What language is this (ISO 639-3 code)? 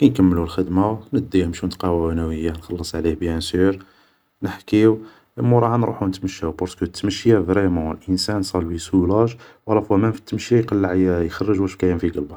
arq